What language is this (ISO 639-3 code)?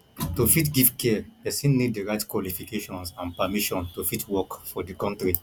pcm